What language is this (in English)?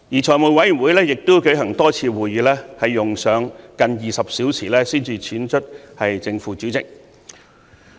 Cantonese